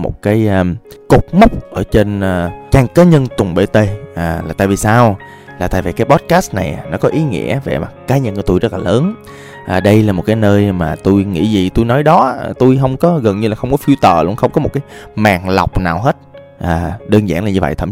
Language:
Vietnamese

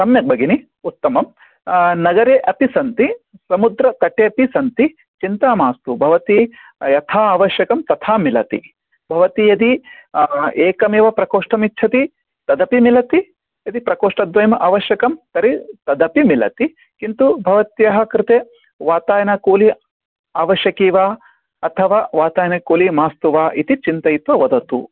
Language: Sanskrit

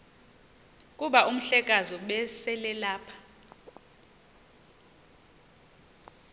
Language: Xhosa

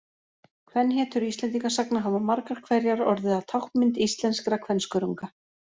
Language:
Icelandic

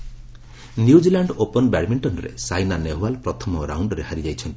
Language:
Odia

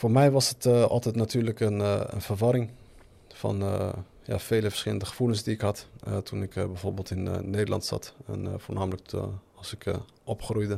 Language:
Dutch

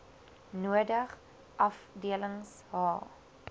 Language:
Afrikaans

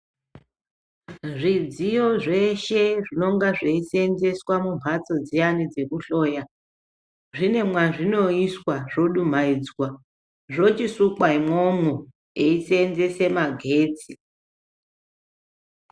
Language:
Ndau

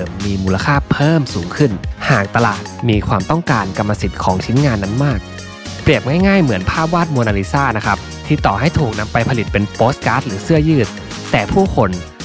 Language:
Thai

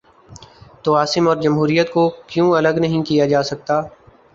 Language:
Urdu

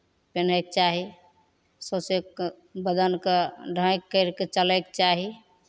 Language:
Maithili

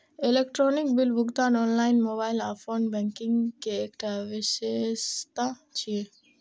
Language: Maithili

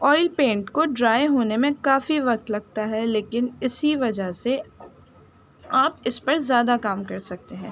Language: Urdu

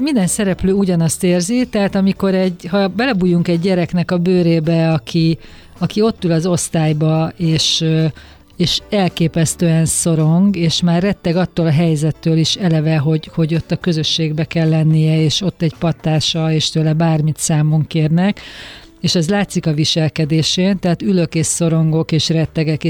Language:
Hungarian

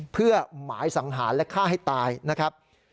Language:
Thai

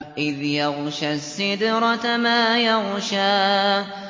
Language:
Arabic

